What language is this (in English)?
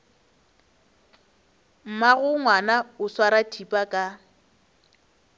Northern Sotho